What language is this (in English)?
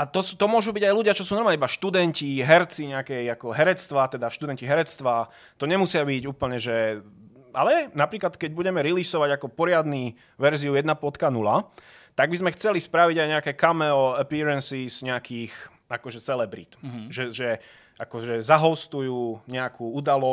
Czech